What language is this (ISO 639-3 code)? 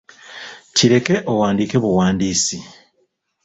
lug